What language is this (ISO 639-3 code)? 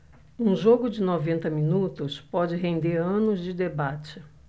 por